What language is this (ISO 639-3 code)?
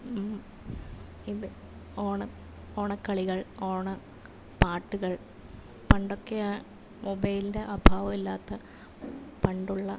mal